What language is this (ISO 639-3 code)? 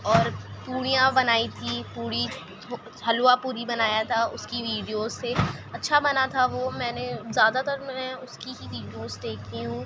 urd